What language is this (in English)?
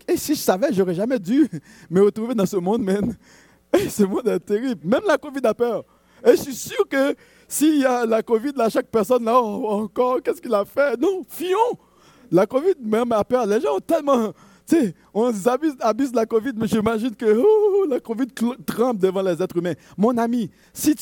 French